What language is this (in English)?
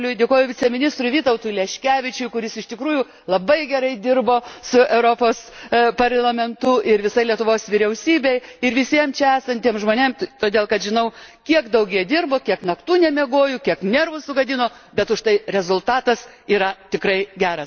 Lithuanian